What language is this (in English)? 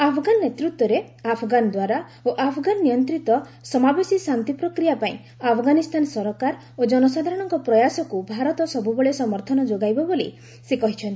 Odia